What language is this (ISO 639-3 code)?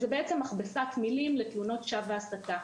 heb